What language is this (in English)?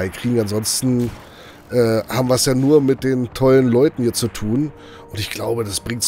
German